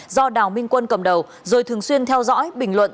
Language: Vietnamese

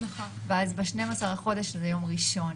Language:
Hebrew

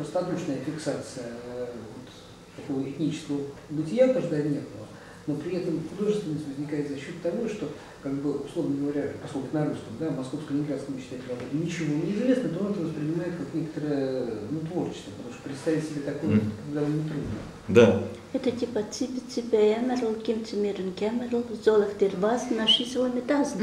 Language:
Russian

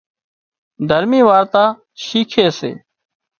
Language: Wadiyara Koli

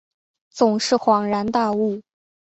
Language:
Chinese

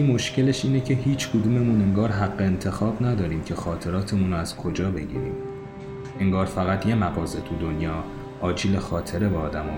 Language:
Persian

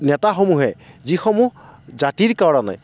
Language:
Assamese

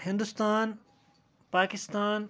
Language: Kashmiri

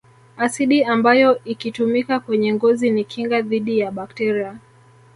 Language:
Swahili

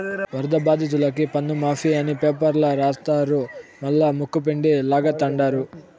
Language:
Telugu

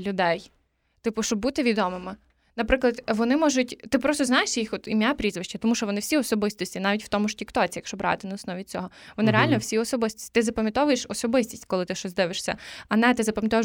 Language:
Ukrainian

